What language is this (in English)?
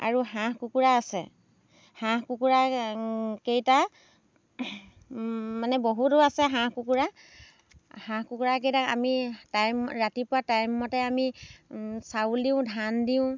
Assamese